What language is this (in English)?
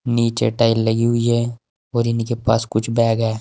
Hindi